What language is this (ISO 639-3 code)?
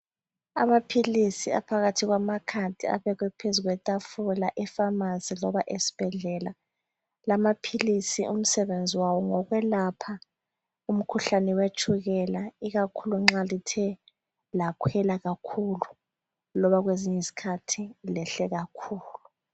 nde